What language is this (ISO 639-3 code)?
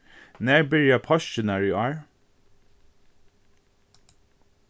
fao